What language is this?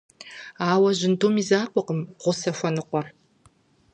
Kabardian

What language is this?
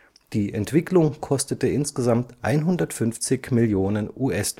German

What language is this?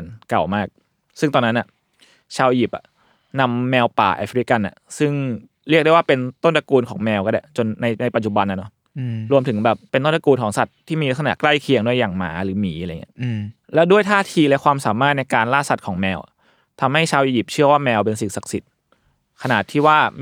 Thai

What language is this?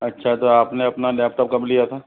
Hindi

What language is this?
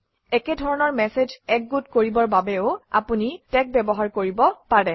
Assamese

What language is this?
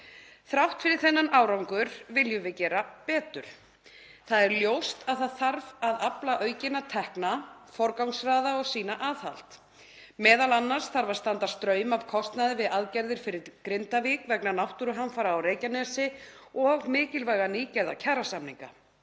Icelandic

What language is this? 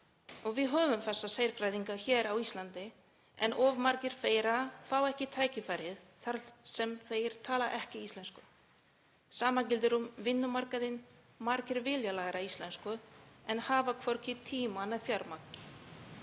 Icelandic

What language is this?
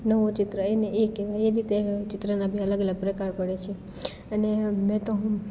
Gujarati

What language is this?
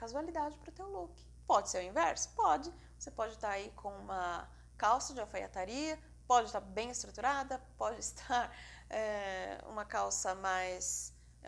Portuguese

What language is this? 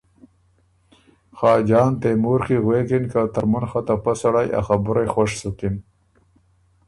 Ormuri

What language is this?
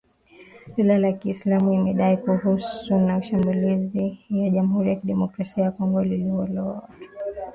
Swahili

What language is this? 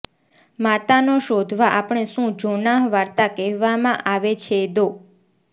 Gujarati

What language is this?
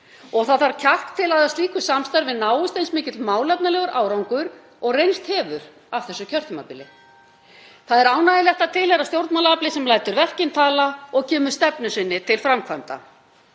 Icelandic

